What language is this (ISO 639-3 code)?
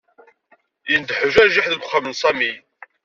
kab